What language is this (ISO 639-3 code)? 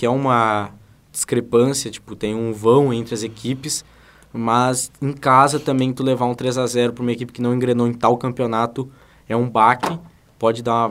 por